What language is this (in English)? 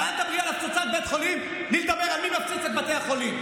Hebrew